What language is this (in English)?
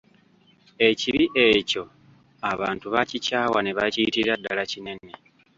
Ganda